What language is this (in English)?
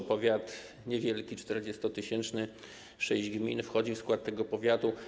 Polish